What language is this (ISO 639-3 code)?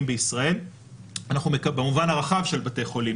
heb